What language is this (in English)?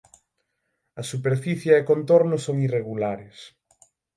Galician